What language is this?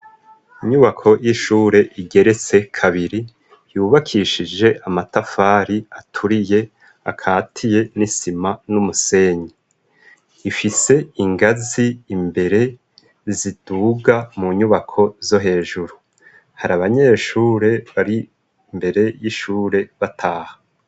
Rundi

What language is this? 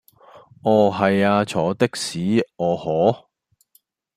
Cantonese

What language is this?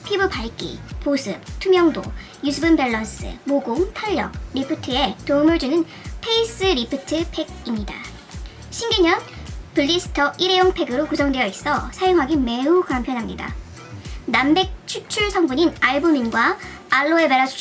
Korean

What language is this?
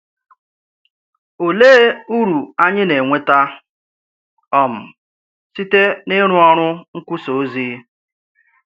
Igbo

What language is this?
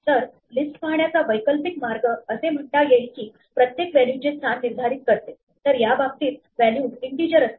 Marathi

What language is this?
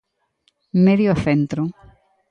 Galician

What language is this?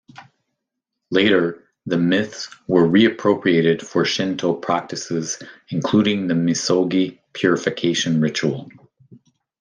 English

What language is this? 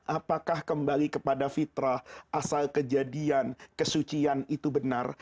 Indonesian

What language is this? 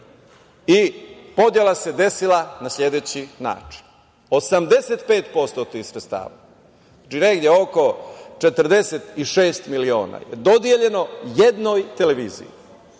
Serbian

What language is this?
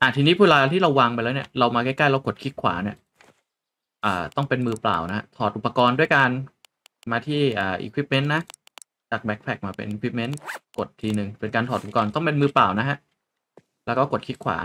Thai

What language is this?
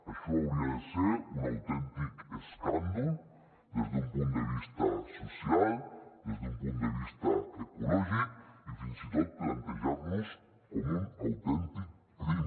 Catalan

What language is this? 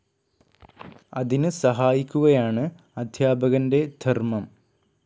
Malayalam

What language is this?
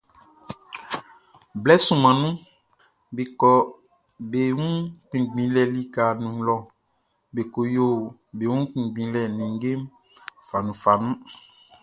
Baoulé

